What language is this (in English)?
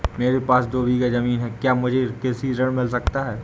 Hindi